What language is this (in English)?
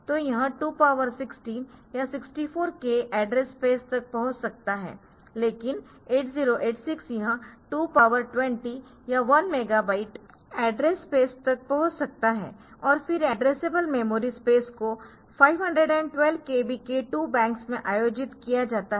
Hindi